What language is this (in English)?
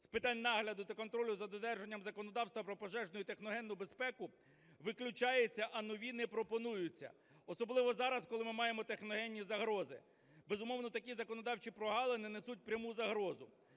Ukrainian